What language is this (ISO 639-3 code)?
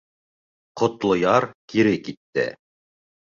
bak